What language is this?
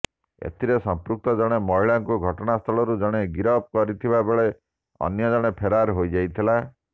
Odia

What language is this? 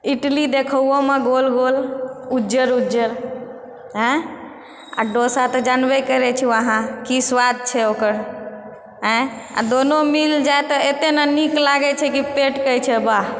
Maithili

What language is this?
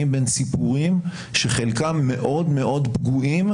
Hebrew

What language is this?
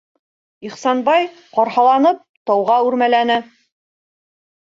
Bashkir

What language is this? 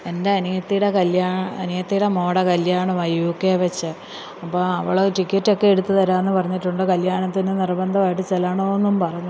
Malayalam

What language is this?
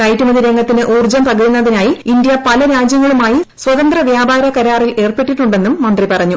Malayalam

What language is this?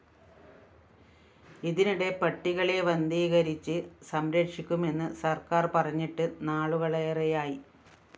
Malayalam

